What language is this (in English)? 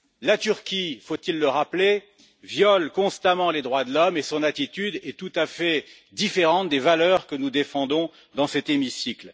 French